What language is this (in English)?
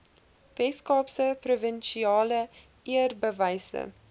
Afrikaans